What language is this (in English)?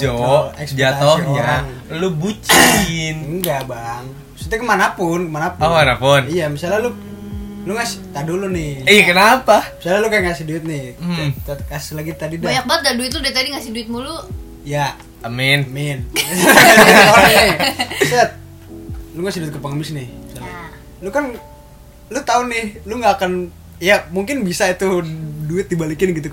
Indonesian